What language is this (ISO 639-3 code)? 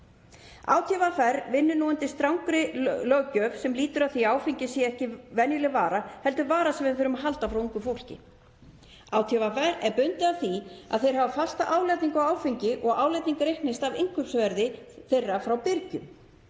isl